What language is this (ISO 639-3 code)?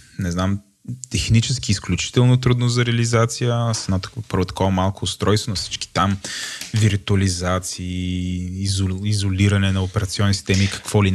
bul